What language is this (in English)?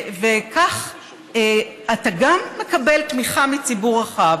Hebrew